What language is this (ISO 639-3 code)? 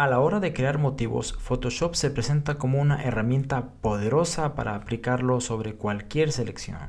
spa